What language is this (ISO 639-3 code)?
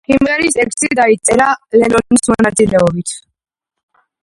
kat